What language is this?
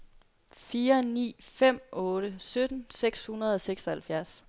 Danish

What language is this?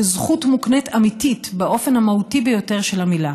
Hebrew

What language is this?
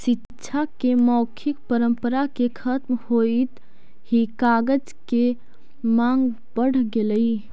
Magahi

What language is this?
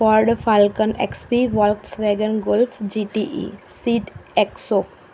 Gujarati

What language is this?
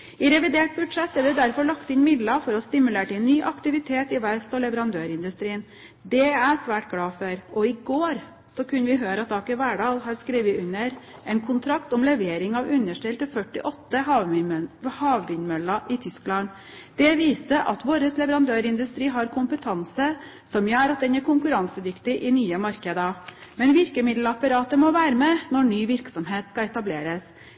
Norwegian Bokmål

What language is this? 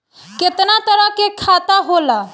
Bhojpuri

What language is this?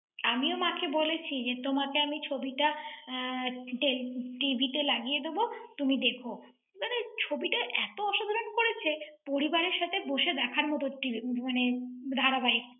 Bangla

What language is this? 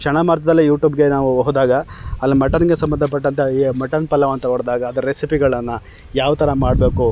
Kannada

